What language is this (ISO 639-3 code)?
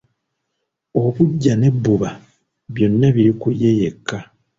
lug